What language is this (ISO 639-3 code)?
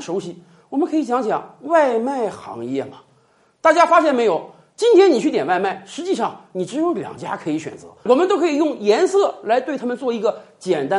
zho